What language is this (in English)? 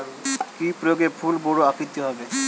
Bangla